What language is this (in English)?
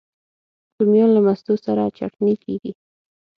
Pashto